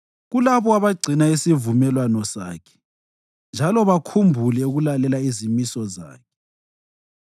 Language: North Ndebele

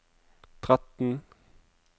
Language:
Norwegian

